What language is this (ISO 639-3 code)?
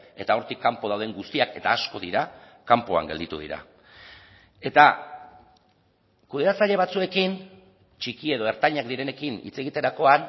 eus